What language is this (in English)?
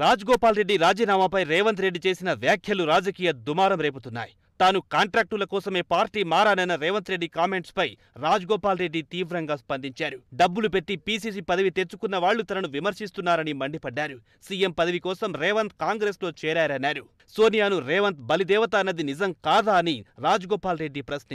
Hindi